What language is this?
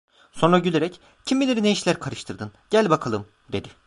Turkish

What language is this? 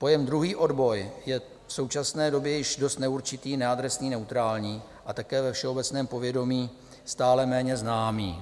Czech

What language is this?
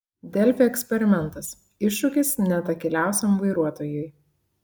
Lithuanian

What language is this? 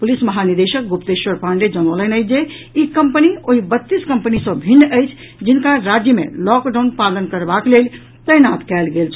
Maithili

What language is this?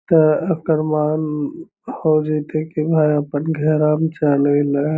Magahi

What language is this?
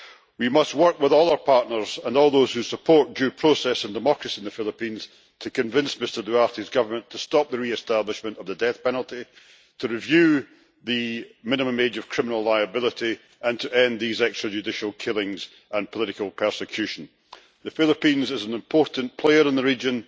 English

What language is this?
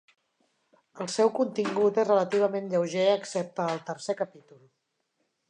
Catalan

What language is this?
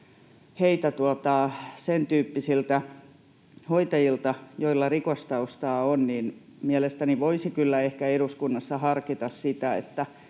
Finnish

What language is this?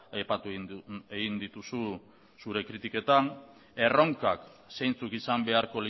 Basque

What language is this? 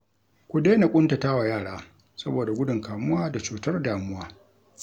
Hausa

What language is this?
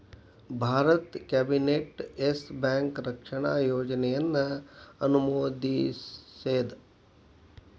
Kannada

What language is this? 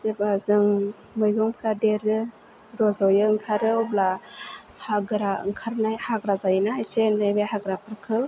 Bodo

